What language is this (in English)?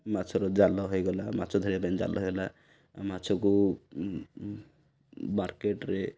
Odia